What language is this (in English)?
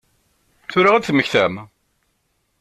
Kabyle